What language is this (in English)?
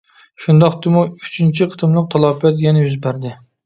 Uyghur